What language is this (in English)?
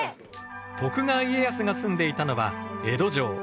Japanese